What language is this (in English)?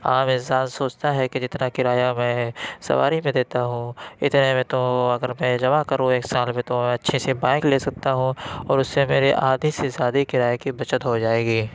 Urdu